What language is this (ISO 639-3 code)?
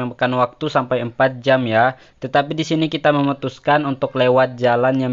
ind